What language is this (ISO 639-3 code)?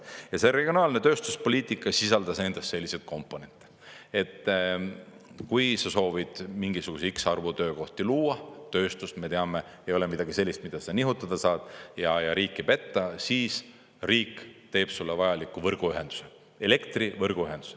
est